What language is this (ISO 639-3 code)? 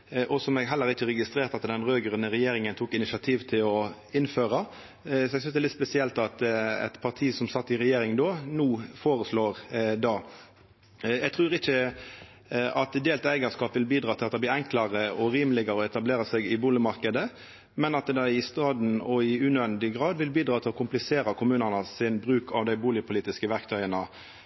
nno